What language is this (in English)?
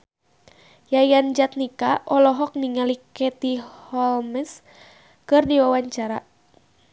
Sundanese